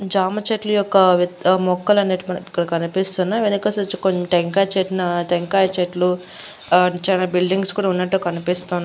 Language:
Telugu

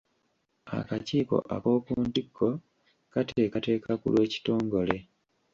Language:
Ganda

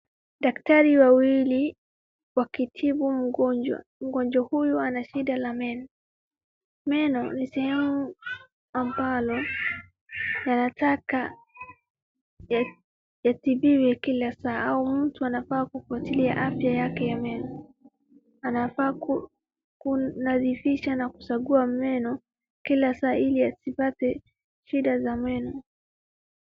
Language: Swahili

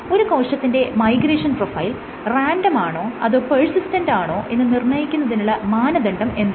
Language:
Malayalam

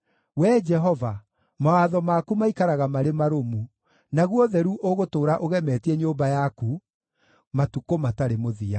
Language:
Kikuyu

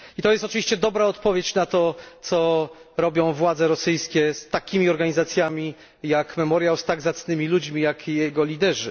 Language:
Polish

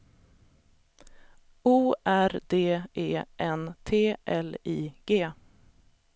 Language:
Swedish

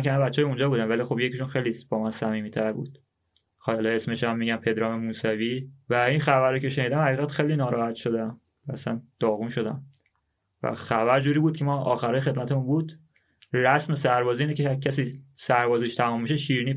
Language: Persian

